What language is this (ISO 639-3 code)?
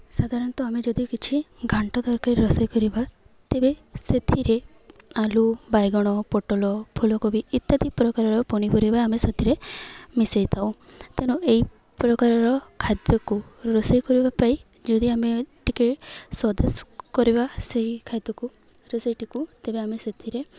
ori